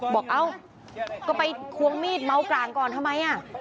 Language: Thai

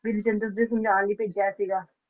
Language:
Punjabi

